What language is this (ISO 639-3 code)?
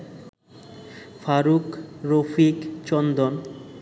ben